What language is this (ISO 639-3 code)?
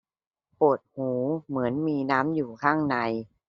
tha